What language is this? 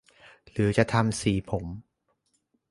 Thai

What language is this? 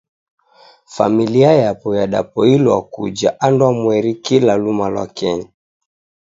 Taita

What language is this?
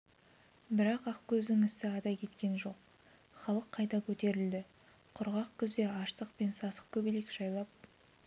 Kazakh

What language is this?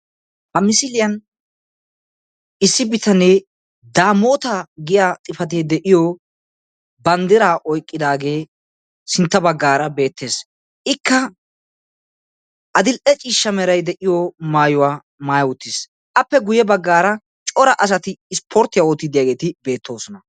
Wolaytta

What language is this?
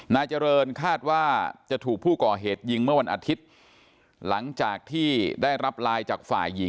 Thai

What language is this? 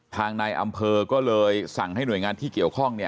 Thai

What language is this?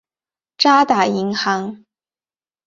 Chinese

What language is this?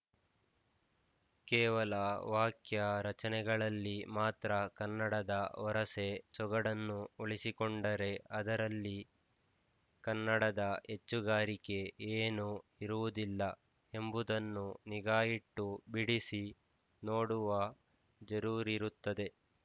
Kannada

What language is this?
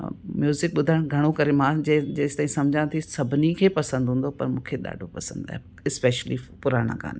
Sindhi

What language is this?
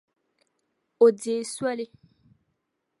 Dagbani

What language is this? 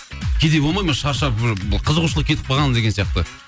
Kazakh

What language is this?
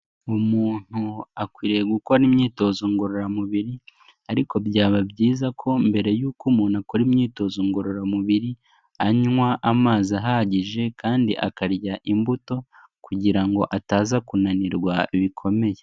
Kinyarwanda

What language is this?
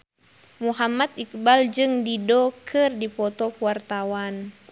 Sundanese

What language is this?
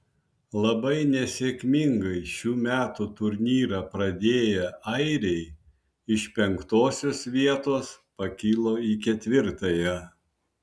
Lithuanian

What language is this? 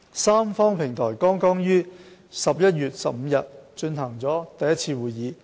Cantonese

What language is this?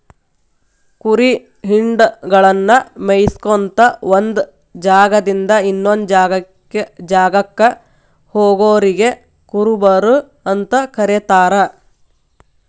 Kannada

